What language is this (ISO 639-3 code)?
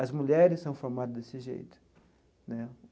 por